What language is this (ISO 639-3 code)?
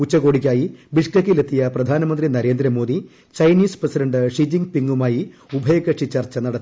mal